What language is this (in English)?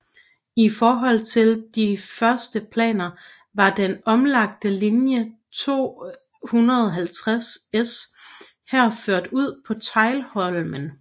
Danish